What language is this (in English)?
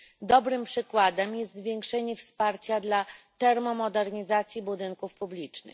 Polish